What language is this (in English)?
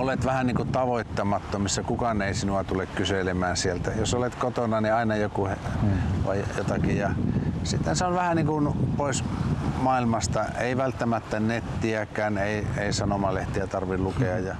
Korean